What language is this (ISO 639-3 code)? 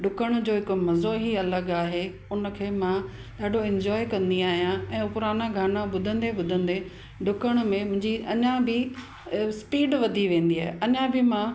snd